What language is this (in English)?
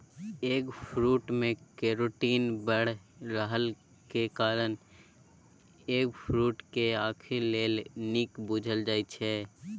Maithili